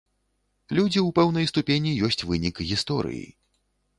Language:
Belarusian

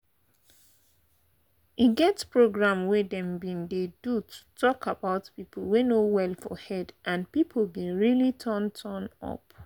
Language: Nigerian Pidgin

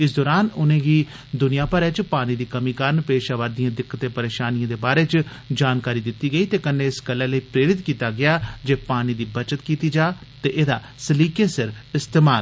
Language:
Dogri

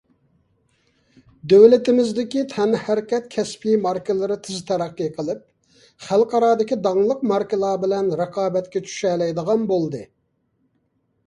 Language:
Uyghur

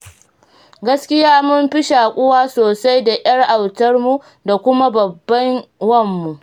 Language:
Hausa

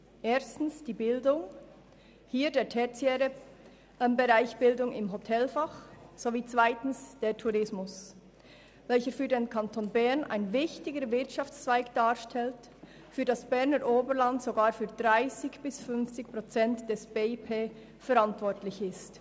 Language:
Swiss German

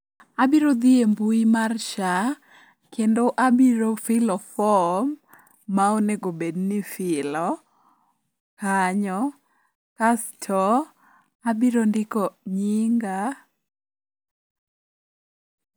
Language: Luo (Kenya and Tanzania)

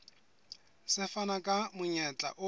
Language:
Southern Sotho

